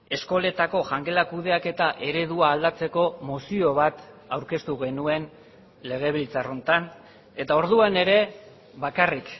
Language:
Basque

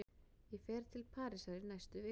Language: Icelandic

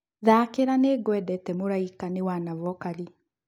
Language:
Kikuyu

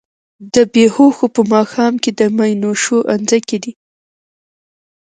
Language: Pashto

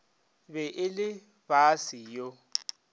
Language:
Northern Sotho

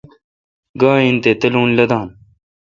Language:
Kalkoti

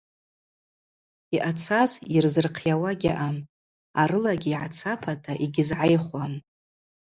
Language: Abaza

